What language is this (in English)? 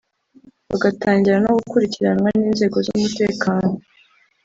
Kinyarwanda